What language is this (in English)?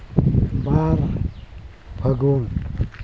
Santali